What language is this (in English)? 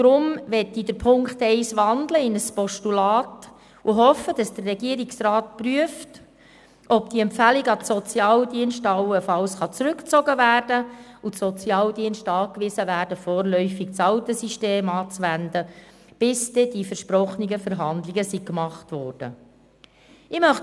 Swiss German